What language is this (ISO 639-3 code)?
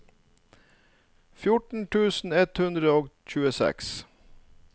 nor